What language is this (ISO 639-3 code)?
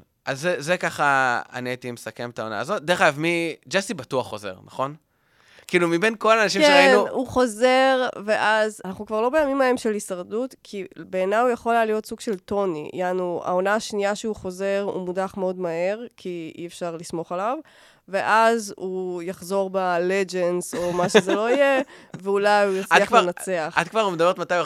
heb